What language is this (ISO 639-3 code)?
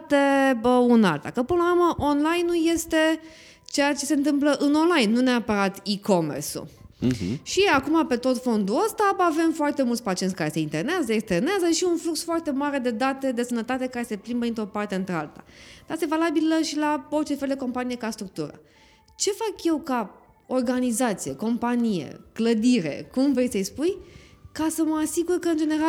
ron